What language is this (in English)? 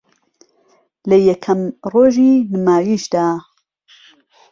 Central Kurdish